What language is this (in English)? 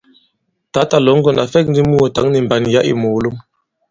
Bankon